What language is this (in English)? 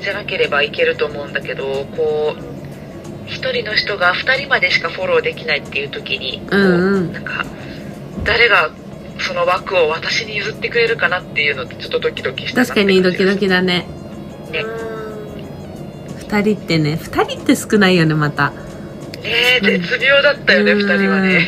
Japanese